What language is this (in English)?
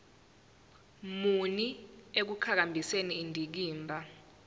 Zulu